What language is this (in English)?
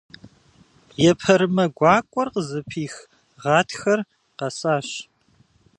Kabardian